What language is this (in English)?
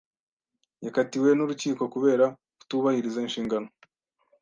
Kinyarwanda